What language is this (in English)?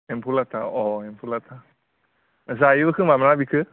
Bodo